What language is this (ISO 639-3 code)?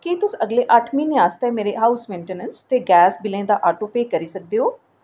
doi